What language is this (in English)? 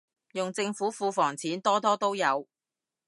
Cantonese